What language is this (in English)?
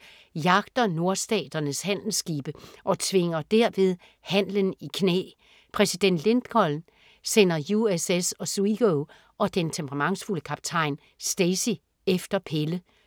Danish